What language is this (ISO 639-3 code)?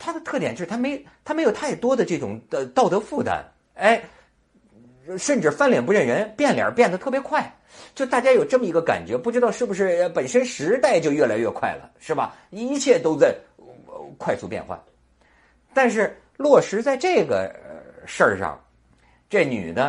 zho